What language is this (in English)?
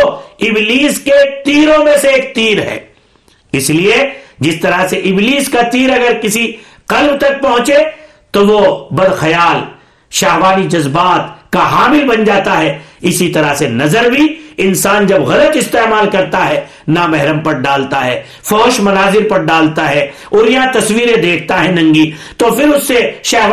Urdu